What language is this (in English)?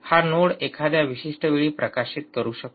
Marathi